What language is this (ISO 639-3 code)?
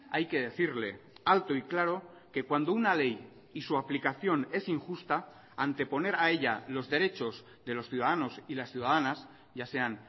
spa